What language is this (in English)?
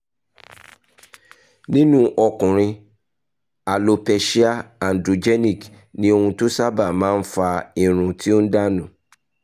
Yoruba